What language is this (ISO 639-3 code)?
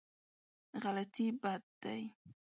pus